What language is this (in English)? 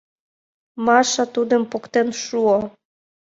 Mari